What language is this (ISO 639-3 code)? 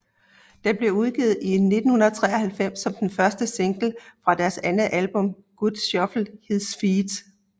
dan